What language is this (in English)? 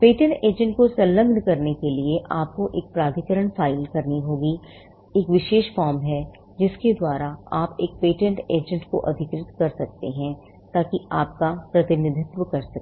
Hindi